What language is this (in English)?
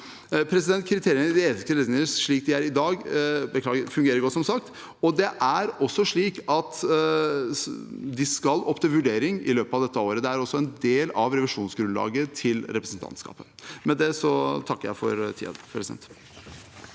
Norwegian